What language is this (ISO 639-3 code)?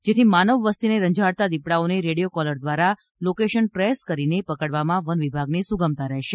guj